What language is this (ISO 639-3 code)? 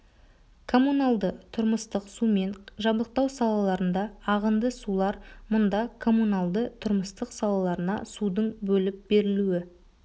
kaz